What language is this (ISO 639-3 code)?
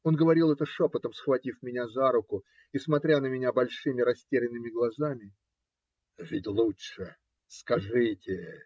rus